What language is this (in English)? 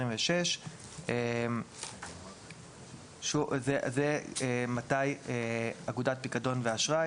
Hebrew